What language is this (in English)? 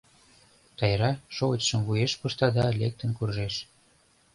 Mari